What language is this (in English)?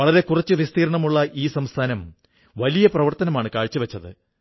Malayalam